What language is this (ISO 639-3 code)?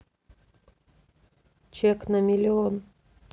rus